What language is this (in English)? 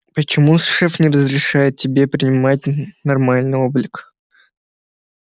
Russian